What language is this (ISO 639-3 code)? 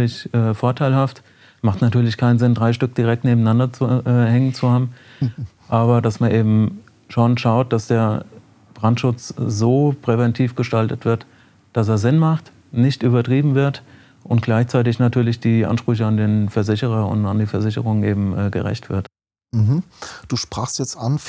deu